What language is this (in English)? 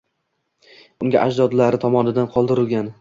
Uzbek